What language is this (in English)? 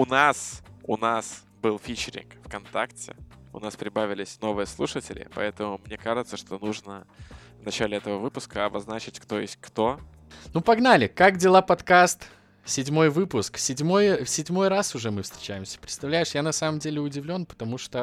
Russian